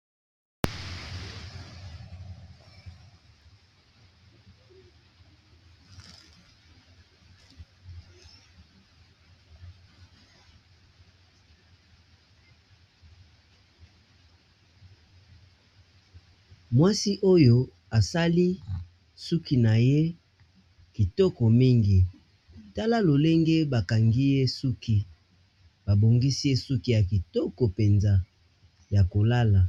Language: Lingala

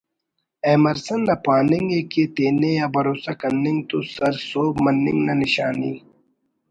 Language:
Brahui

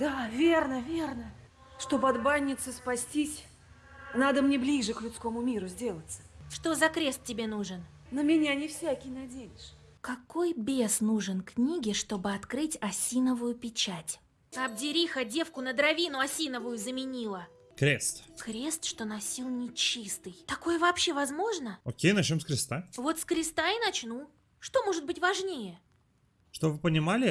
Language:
Russian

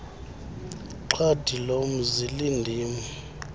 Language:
Xhosa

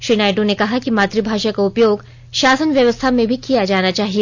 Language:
Hindi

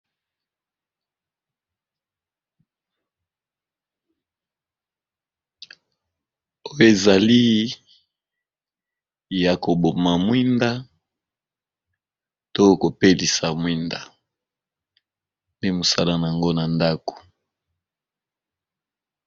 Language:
Lingala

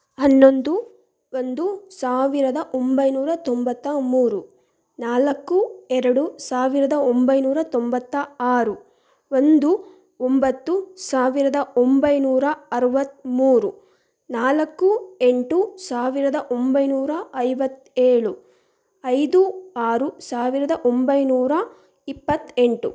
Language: Kannada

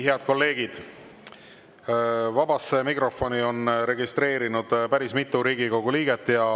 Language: Estonian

